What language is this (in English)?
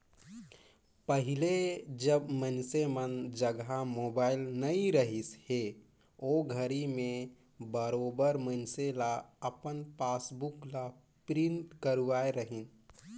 Chhattisgarhi